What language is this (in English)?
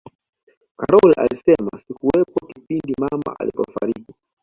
Swahili